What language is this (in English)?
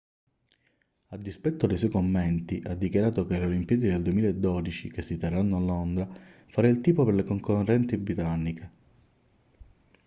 Italian